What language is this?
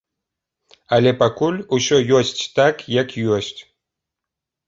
Belarusian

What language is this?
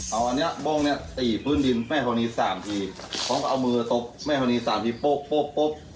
Thai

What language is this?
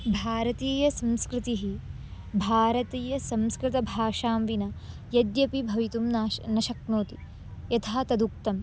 Sanskrit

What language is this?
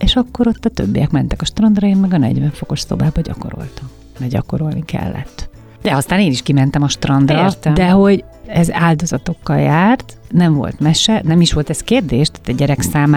Hungarian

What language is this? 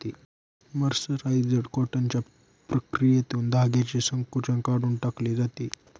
Marathi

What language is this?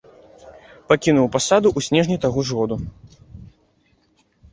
Belarusian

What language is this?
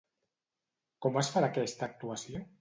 Catalan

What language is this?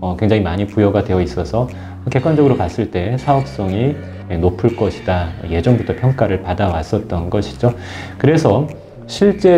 Korean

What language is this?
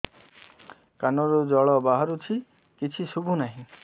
Odia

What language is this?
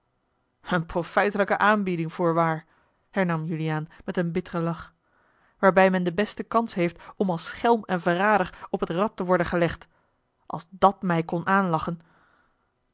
Dutch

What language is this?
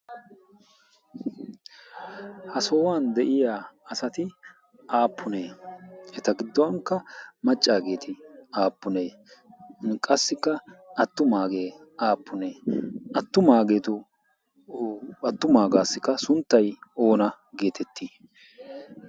Wolaytta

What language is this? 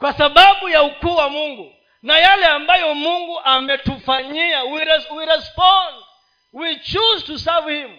Swahili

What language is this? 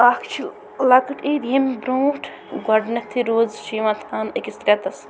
Kashmiri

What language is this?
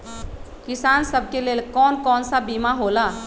Magahi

